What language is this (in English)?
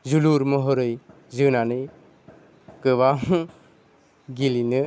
Bodo